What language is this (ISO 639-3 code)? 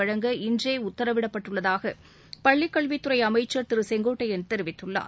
tam